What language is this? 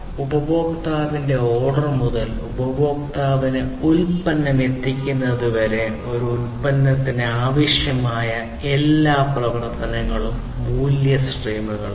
Malayalam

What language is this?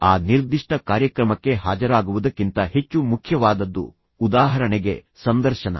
Kannada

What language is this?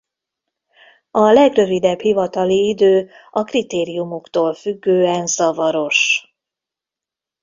Hungarian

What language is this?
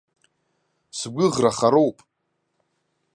Abkhazian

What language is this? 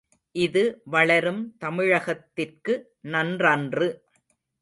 Tamil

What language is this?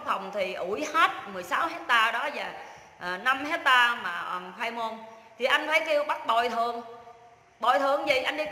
Vietnamese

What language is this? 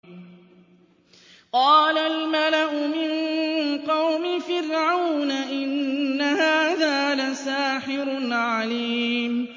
Arabic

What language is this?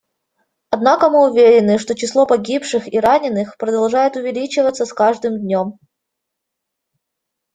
Russian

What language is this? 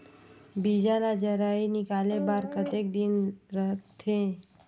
Chhattisgarhi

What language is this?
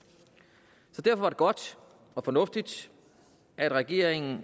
Danish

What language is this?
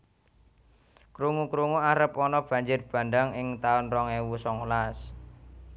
Javanese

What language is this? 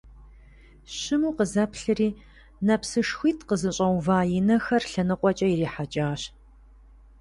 Kabardian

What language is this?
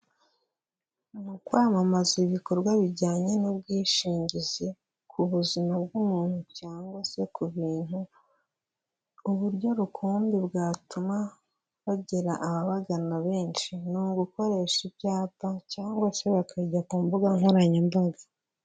Kinyarwanda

